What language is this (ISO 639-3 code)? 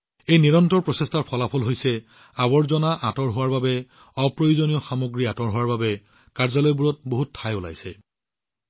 asm